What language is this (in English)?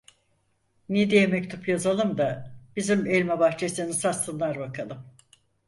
Turkish